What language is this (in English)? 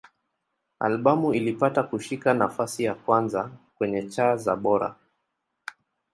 Swahili